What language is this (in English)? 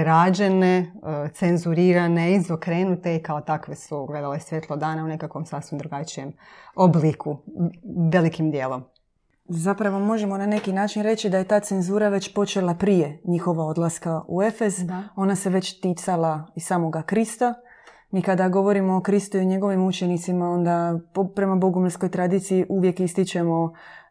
Croatian